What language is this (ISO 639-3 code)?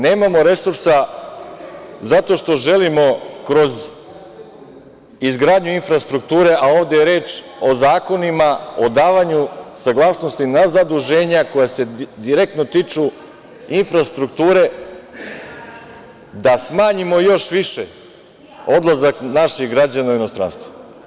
srp